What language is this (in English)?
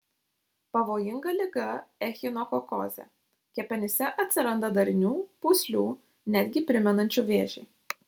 Lithuanian